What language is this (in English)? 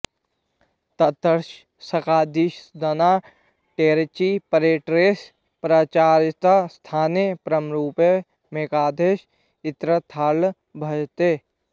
Sanskrit